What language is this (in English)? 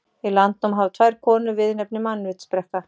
Icelandic